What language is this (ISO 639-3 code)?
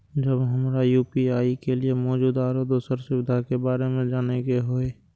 mai